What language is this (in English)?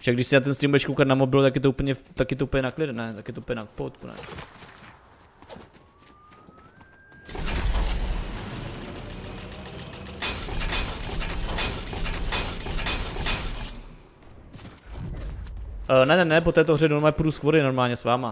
Czech